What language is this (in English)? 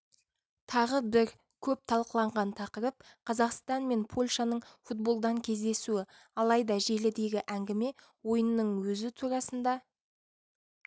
Kazakh